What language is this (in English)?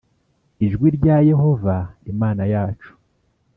Kinyarwanda